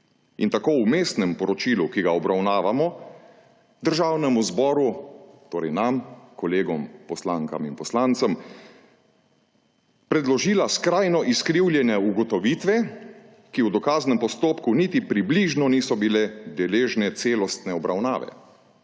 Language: Slovenian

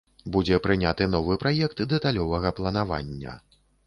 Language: Belarusian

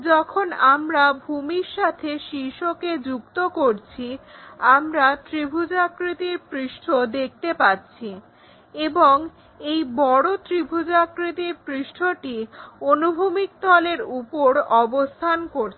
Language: Bangla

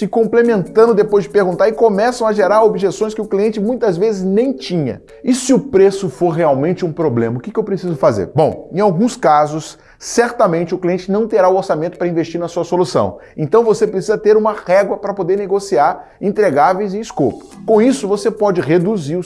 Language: Portuguese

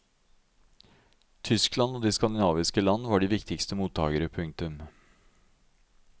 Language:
Norwegian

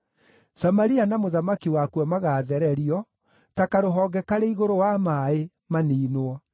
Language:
Kikuyu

